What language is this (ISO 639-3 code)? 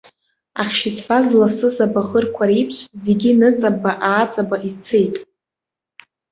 abk